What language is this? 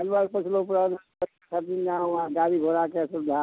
Maithili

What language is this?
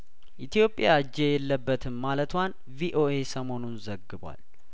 Amharic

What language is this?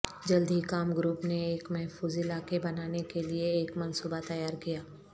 Urdu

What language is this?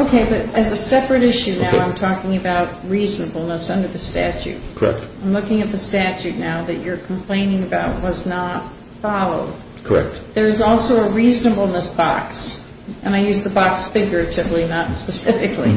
English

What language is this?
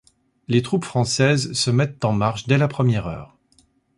French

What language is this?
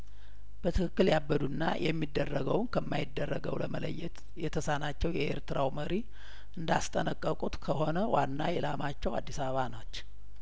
Amharic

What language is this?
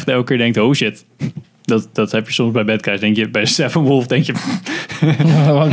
Dutch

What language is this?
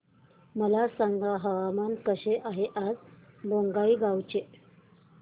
Marathi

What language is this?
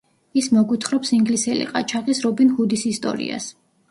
Georgian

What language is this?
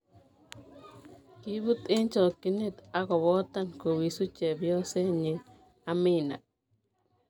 Kalenjin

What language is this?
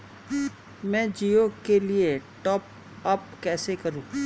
Hindi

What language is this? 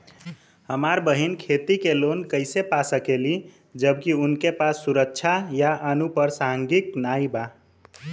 Bhojpuri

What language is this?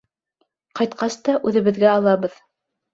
Bashkir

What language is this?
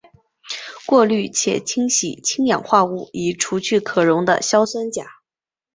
Chinese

